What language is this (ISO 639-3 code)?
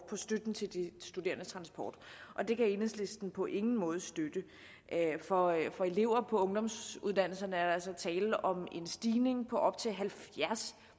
dan